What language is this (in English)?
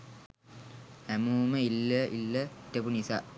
Sinhala